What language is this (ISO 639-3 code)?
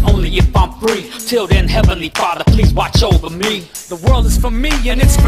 eng